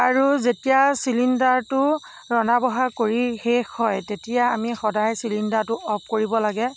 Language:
Assamese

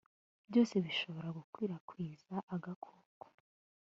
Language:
Kinyarwanda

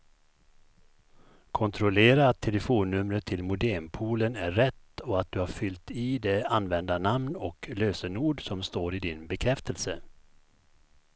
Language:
Swedish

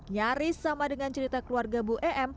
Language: Indonesian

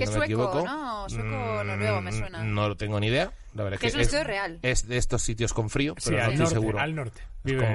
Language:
Spanish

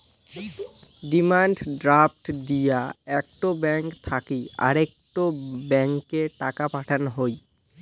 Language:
Bangla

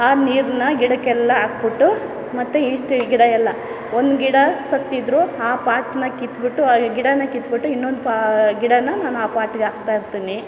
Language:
Kannada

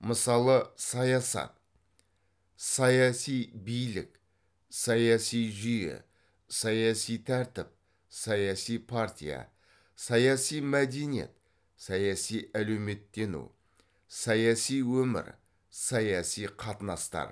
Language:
Kazakh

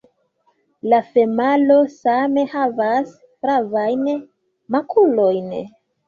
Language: Esperanto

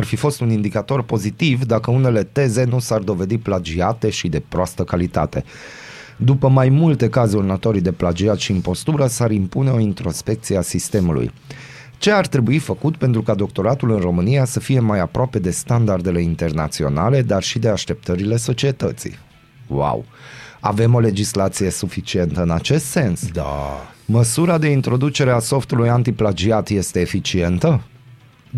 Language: Romanian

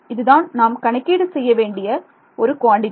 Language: Tamil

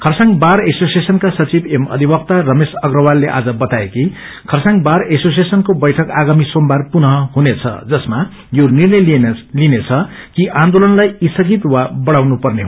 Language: Nepali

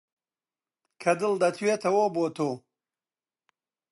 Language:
Central Kurdish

